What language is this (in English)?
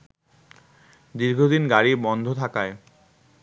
Bangla